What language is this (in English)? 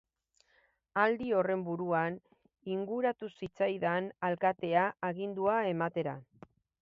Basque